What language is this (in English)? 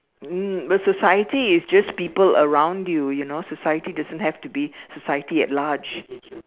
English